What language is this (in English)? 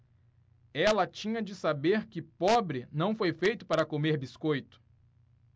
Portuguese